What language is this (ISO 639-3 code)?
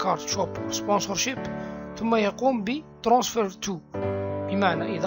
ara